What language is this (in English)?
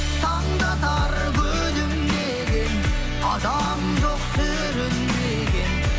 Kazakh